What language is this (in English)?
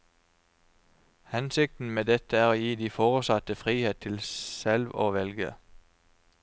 Norwegian